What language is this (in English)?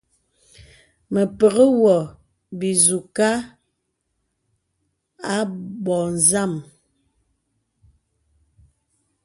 Bebele